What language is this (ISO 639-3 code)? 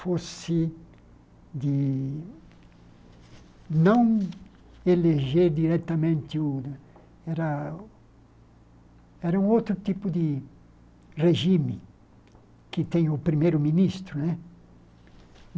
por